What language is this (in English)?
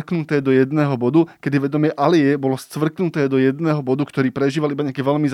Slovak